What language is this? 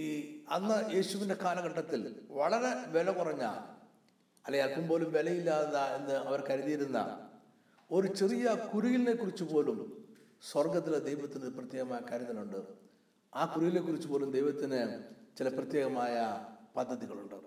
Malayalam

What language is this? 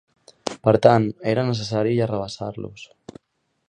Catalan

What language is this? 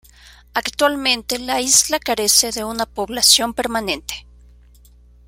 Spanish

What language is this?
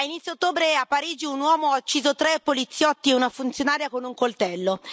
Italian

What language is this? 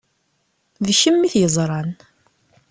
Kabyle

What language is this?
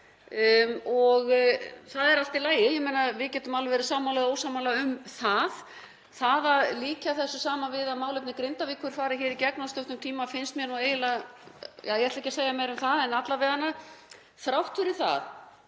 Icelandic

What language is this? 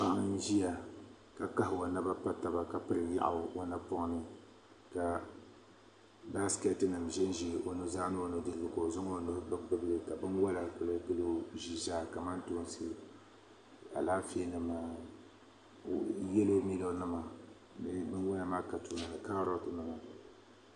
Dagbani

